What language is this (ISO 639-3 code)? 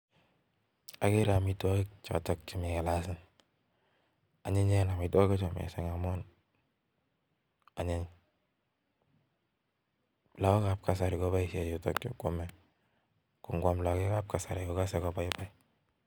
kln